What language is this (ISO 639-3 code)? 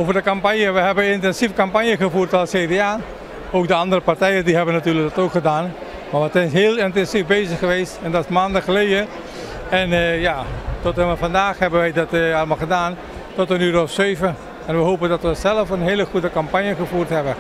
nld